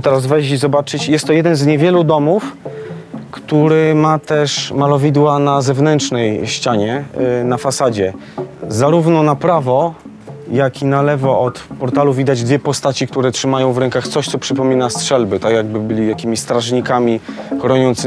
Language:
Polish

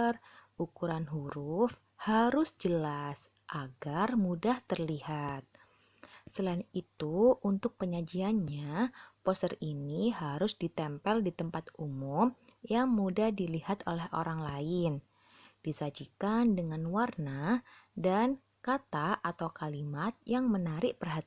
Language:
Indonesian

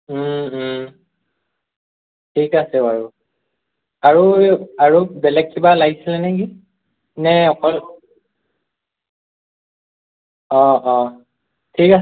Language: Assamese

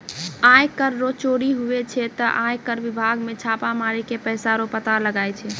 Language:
Maithili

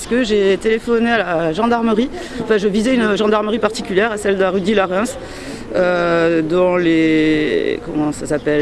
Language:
French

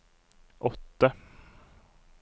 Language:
Norwegian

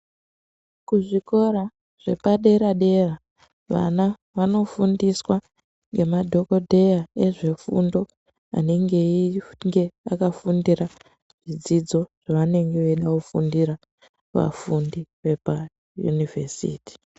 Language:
Ndau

